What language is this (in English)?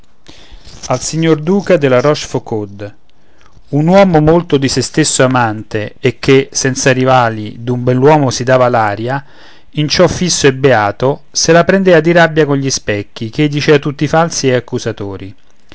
Italian